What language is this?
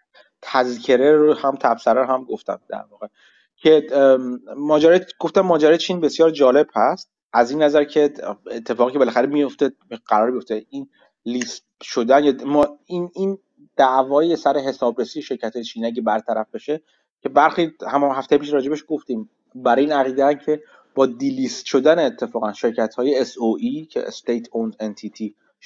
Persian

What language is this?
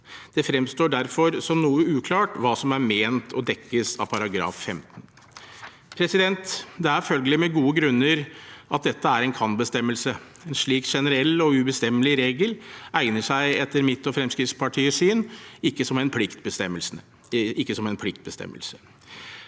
Norwegian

